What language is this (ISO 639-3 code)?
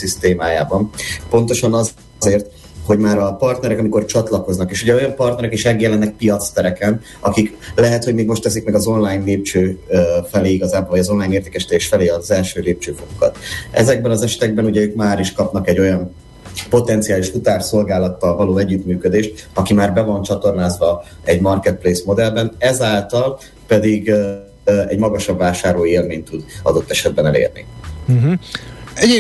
hun